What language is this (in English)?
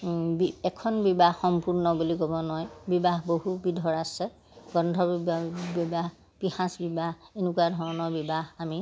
Assamese